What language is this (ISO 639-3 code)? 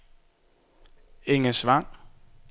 dan